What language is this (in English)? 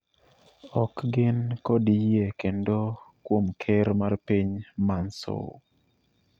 Luo (Kenya and Tanzania)